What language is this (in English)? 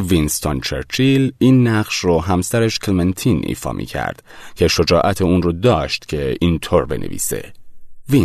Persian